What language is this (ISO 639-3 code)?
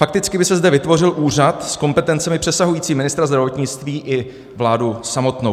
ces